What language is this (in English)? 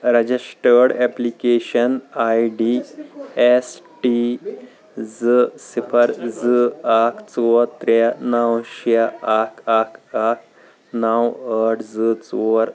Kashmiri